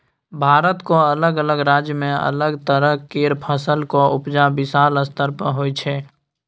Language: Maithili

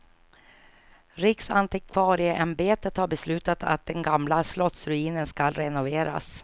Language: Swedish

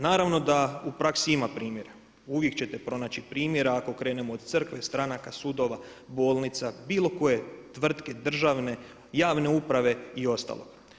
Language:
Croatian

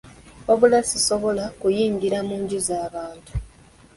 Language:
Ganda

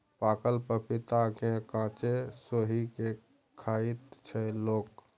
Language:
Maithili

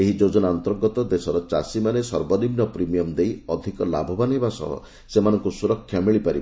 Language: Odia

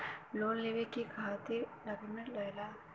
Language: Bhojpuri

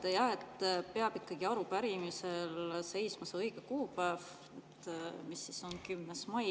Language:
Estonian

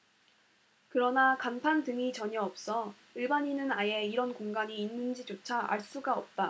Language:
Korean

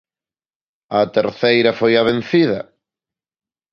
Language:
Galician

